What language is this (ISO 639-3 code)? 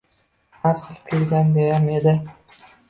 uzb